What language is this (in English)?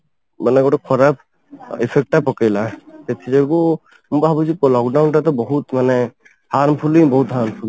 Odia